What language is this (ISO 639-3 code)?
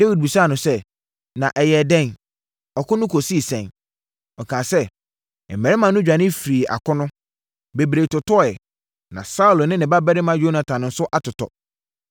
aka